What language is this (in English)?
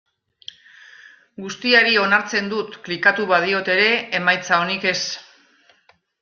Basque